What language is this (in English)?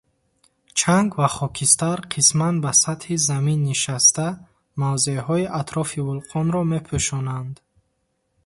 Tajik